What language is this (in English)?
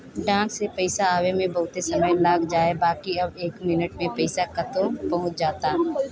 Bhojpuri